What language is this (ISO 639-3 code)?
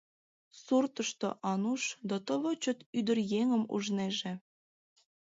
chm